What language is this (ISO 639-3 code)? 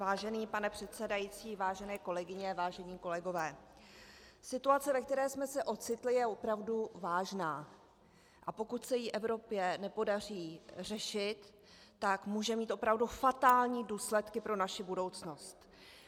ces